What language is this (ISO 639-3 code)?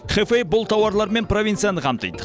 kaz